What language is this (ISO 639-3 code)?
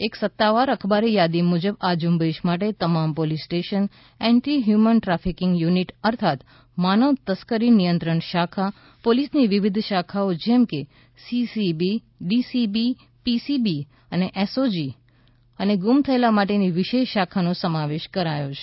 guj